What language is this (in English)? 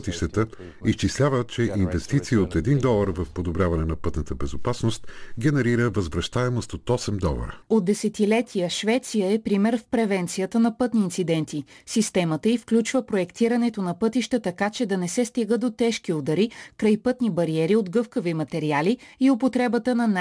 Bulgarian